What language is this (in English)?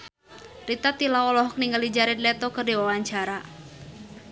Sundanese